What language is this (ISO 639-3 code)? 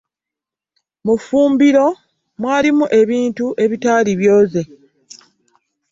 lug